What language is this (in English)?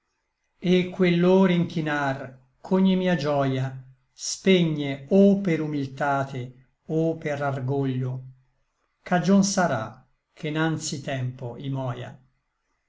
Italian